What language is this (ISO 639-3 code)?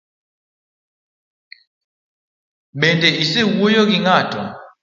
luo